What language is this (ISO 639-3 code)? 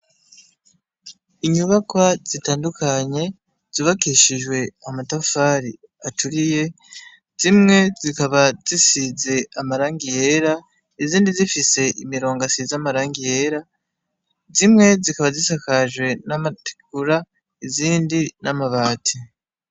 run